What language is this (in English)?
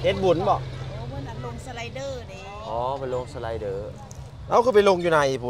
Thai